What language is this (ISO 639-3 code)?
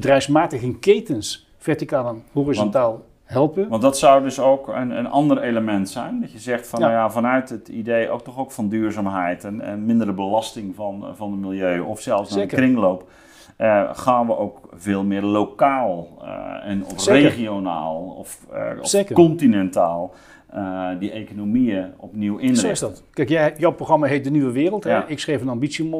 nld